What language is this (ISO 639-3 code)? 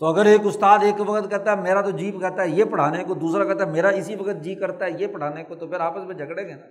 urd